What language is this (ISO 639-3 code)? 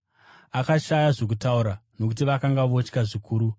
sna